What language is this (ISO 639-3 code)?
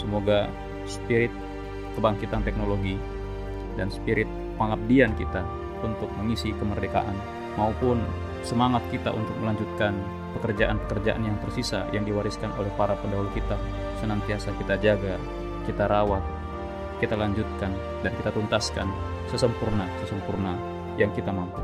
ind